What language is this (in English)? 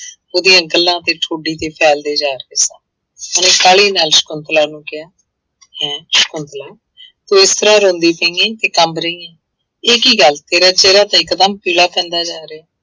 Punjabi